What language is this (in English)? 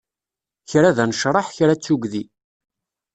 Kabyle